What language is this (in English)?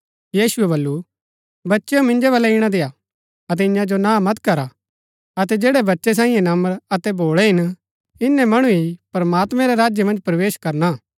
Gaddi